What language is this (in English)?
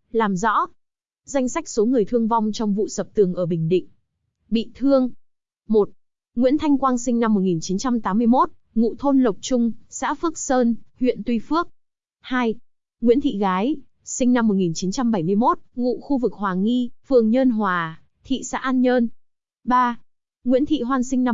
Vietnamese